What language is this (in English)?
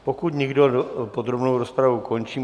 Czech